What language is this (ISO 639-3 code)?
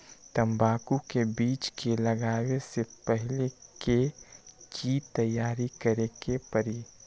mag